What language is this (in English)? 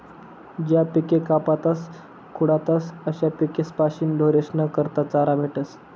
Marathi